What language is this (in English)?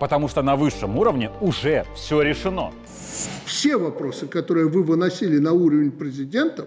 Russian